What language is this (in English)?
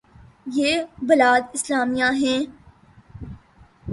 Urdu